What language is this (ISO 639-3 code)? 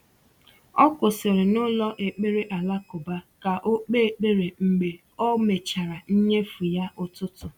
ibo